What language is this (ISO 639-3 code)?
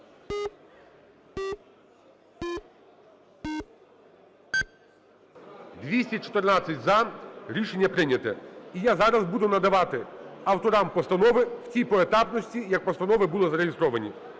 ukr